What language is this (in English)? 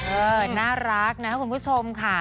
Thai